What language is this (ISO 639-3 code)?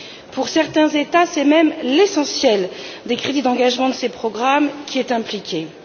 fra